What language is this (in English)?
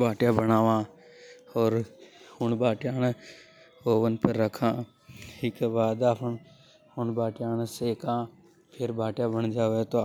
Hadothi